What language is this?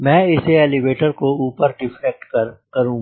Hindi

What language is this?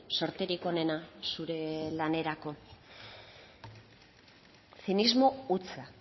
Basque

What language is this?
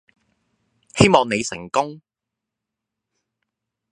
Cantonese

